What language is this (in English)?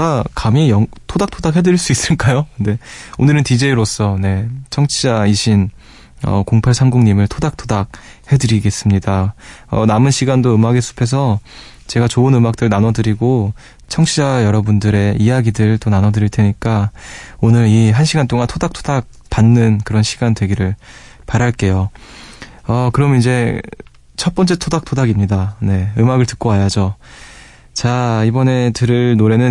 Korean